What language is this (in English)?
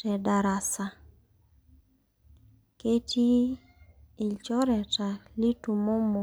Masai